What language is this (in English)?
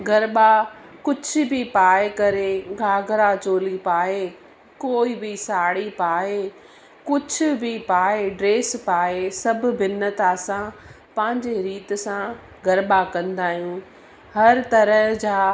Sindhi